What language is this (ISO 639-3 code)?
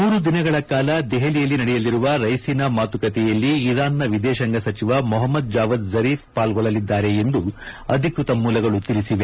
kan